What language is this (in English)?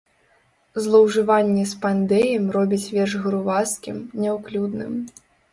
Belarusian